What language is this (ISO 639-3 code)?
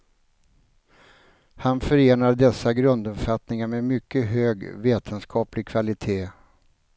swe